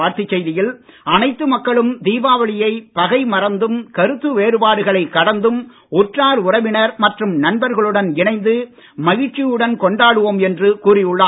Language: Tamil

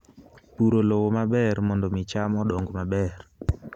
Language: Luo (Kenya and Tanzania)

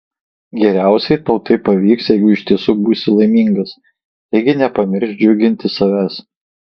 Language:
Lithuanian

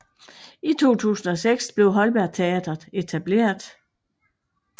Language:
Danish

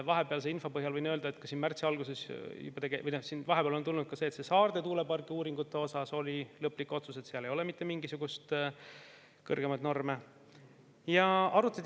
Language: Estonian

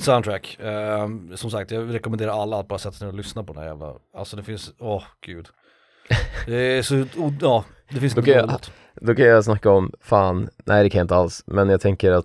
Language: Swedish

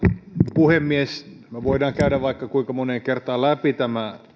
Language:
Finnish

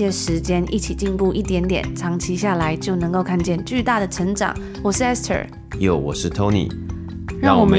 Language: Chinese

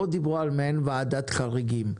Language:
Hebrew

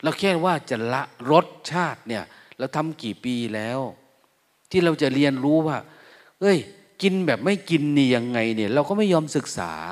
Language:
Thai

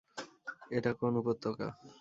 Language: Bangla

